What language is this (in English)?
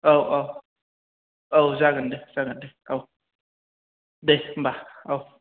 Bodo